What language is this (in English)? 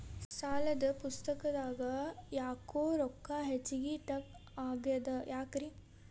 Kannada